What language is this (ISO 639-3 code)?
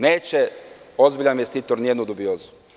srp